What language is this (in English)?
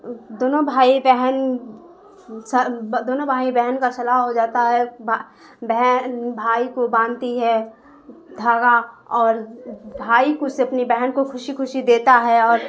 Urdu